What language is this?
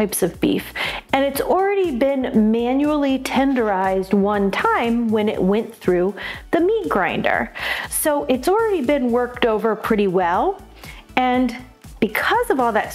English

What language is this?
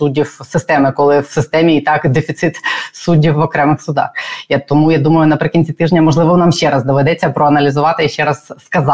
Ukrainian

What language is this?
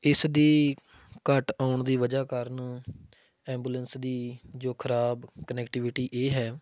Punjabi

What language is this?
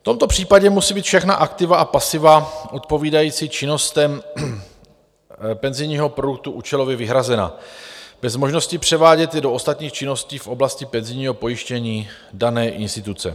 Czech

